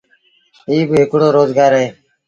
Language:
Sindhi Bhil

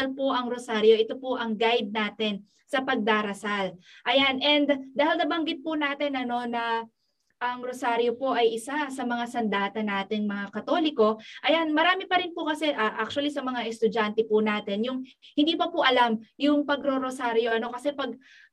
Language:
Filipino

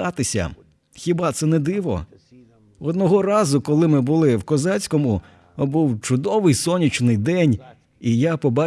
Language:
Ukrainian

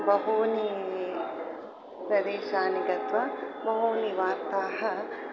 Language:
Sanskrit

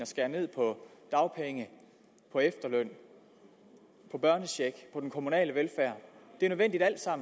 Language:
Danish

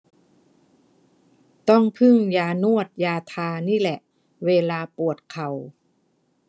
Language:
Thai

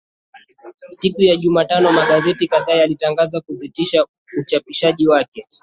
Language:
Swahili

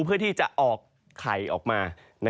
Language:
Thai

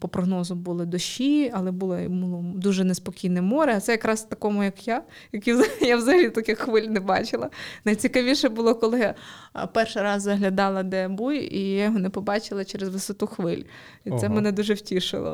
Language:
Ukrainian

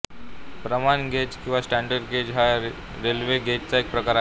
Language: Marathi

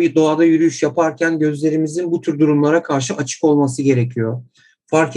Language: Turkish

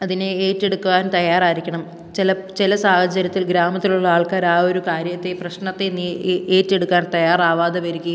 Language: Malayalam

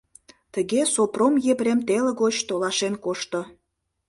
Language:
Mari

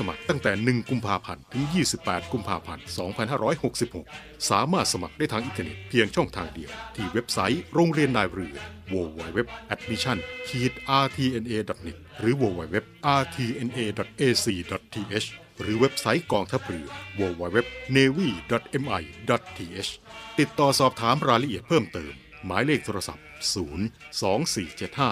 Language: Thai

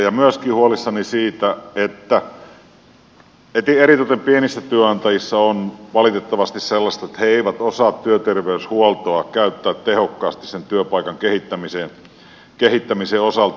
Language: Finnish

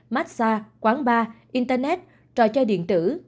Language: Vietnamese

